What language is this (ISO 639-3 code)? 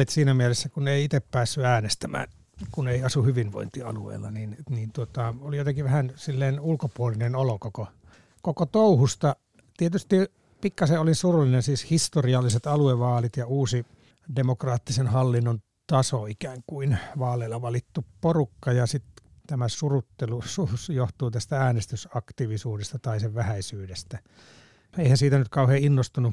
fin